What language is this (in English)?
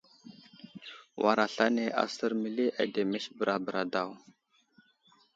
Wuzlam